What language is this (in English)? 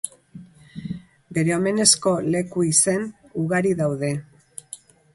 Basque